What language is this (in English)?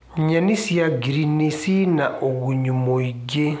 Kikuyu